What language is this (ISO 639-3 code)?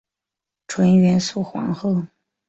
zho